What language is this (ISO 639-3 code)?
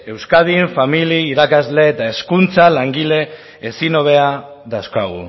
eus